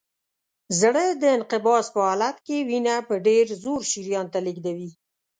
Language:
Pashto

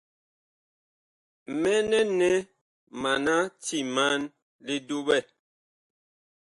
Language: Bakoko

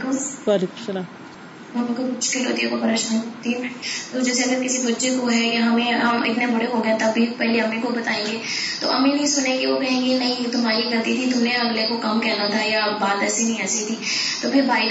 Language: Urdu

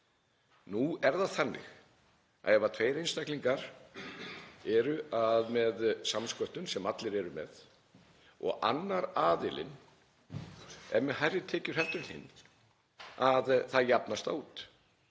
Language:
Icelandic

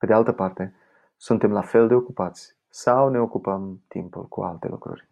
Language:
Romanian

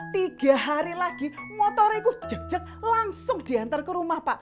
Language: Indonesian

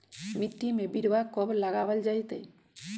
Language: Magahi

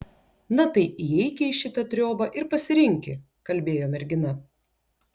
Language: Lithuanian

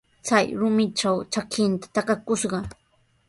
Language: Sihuas Ancash Quechua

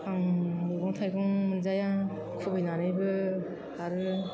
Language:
Bodo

